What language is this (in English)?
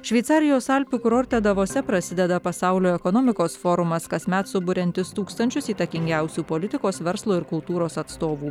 Lithuanian